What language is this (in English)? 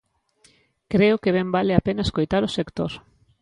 Galician